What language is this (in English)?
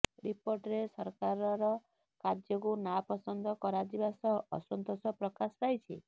Odia